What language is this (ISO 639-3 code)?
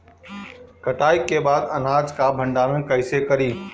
bho